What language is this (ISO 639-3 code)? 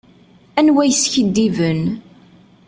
kab